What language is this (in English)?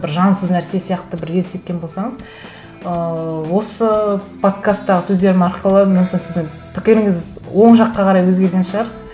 Kazakh